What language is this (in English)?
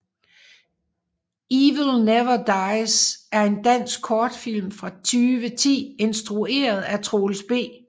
Danish